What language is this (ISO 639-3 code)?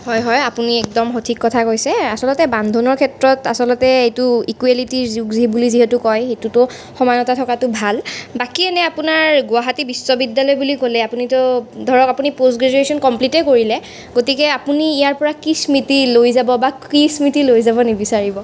asm